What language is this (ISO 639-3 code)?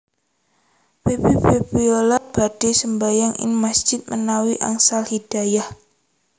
jav